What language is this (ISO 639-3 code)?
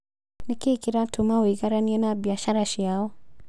kik